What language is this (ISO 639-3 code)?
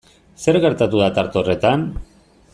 eus